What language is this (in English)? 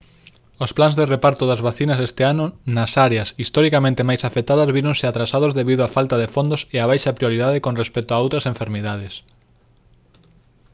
Galician